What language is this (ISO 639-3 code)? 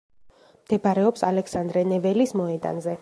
kat